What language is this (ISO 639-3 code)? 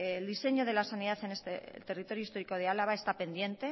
spa